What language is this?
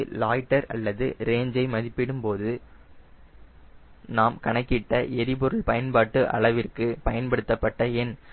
Tamil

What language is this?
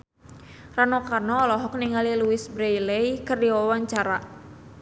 Sundanese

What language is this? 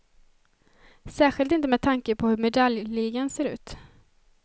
Swedish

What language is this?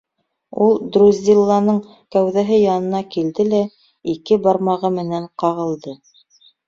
Bashkir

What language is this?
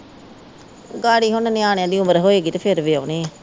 Punjabi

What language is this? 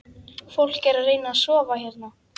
Icelandic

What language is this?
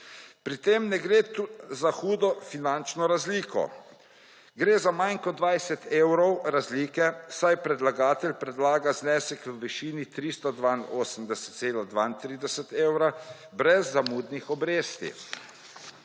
Slovenian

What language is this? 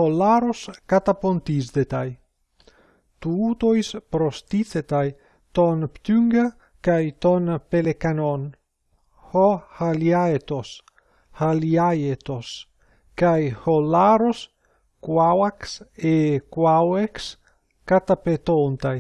Greek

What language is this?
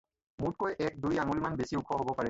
Assamese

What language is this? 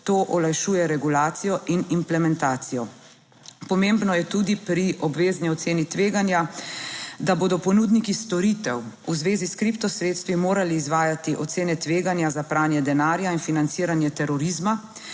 Slovenian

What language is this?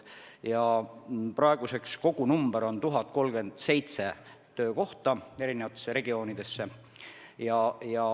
Estonian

